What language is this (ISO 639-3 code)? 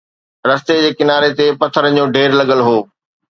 snd